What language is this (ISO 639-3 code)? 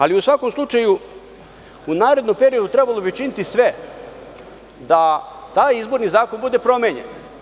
srp